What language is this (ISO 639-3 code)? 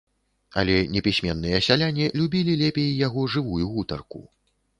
bel